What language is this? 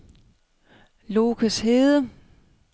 Danish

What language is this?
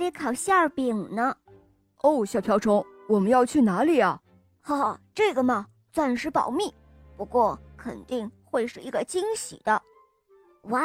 Chinese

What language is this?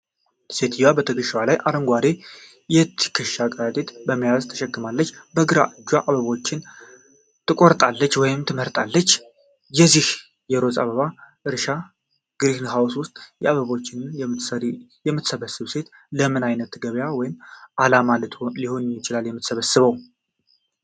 Amharic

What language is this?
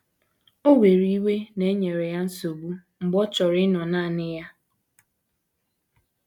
Igbo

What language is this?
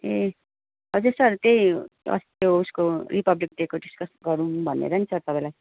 Nepali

